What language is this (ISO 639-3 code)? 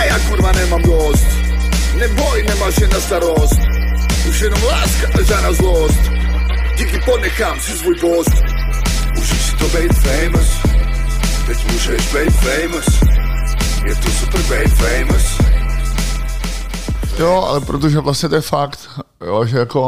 ces